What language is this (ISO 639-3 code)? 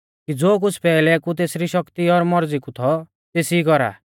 bfz